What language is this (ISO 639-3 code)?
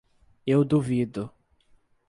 por